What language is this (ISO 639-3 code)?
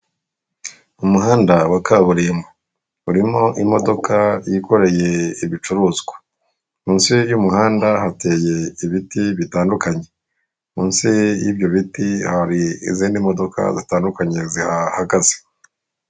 kin